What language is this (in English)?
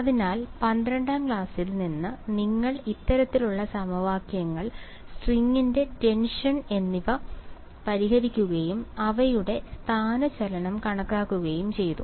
Malayalam